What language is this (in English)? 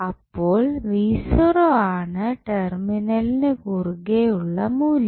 Malayalam